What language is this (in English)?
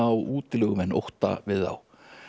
Icelandic